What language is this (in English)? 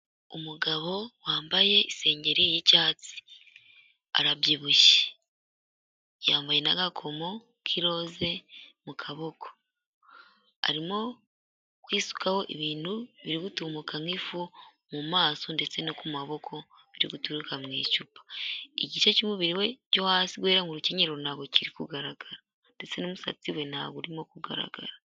Kinyarwanda